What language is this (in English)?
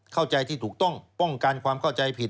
Thai